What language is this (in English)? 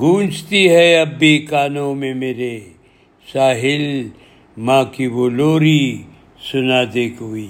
Urdu